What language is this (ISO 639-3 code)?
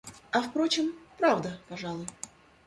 rus